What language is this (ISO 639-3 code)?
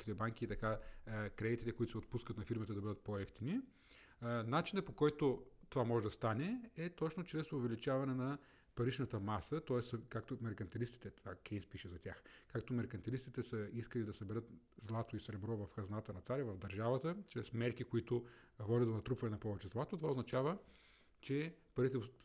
bul